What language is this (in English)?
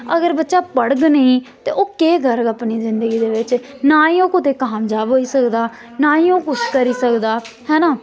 Dogri